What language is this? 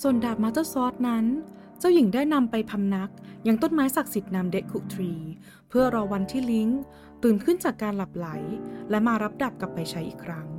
Thai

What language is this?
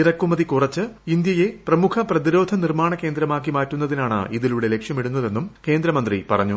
Malayalam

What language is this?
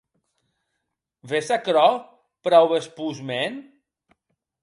Occitan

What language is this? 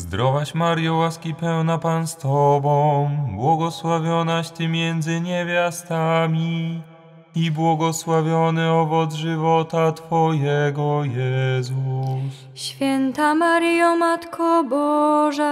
Polish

